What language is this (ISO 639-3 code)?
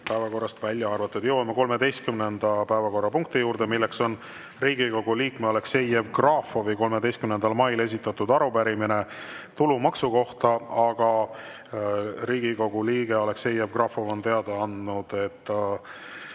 est